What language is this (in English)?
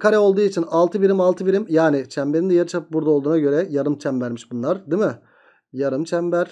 Turkish